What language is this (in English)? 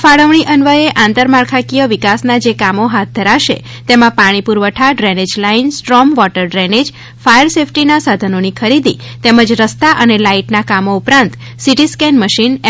Gujarati